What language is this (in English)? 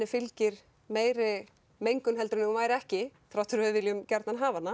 Icelandic